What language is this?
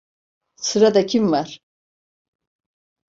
Turkish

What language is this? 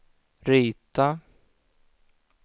Swedish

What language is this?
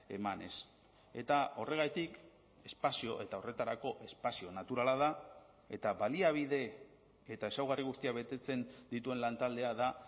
Basque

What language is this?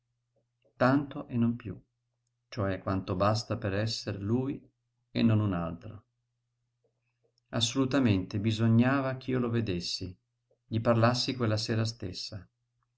Italian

